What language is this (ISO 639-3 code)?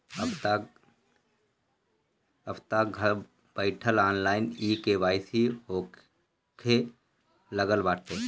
bho